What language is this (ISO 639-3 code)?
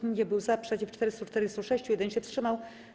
pol